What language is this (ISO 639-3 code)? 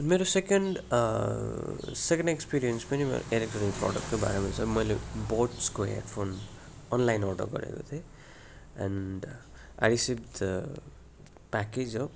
nep